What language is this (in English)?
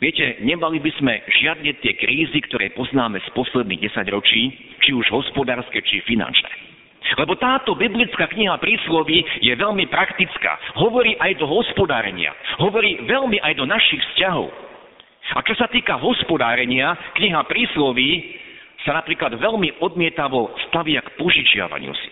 Slovak